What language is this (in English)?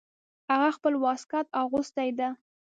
Pashto